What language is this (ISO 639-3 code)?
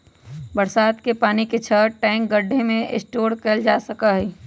mag